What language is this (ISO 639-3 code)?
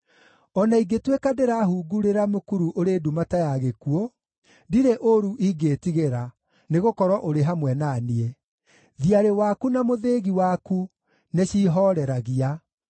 kik